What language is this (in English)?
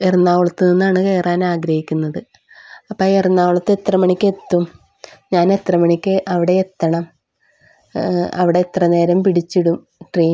Malayalam